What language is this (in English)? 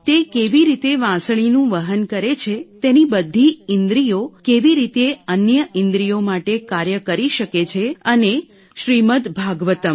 Gujarati